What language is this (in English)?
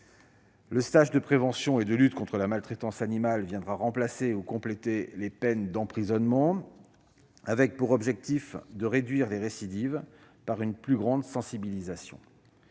French